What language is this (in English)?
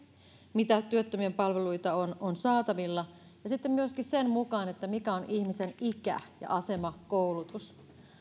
Finnish